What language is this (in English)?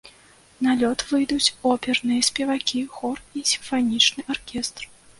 Belarusian